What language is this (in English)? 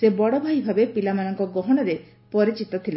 Odia